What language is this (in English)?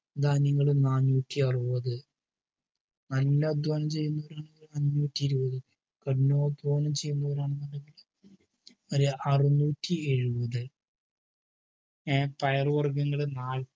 Malayalam